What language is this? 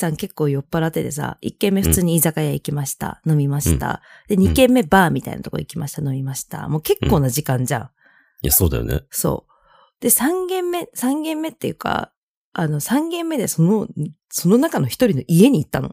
Japanese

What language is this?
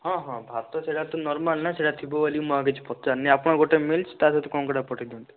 Odia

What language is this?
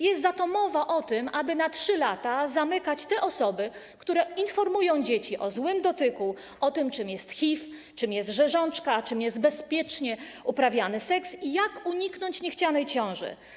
Polish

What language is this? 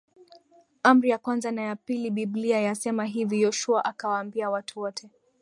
Swahili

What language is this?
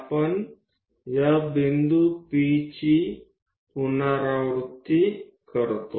Gujarati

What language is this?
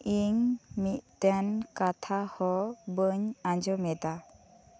Santali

